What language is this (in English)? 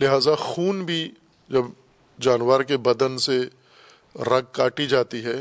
Urdu